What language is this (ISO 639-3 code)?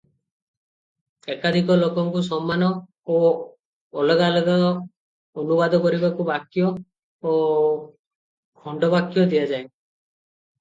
ori